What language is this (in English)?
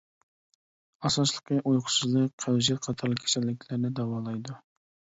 Uyghur